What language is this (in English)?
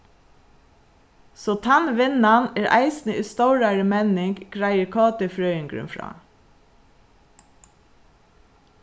Faroese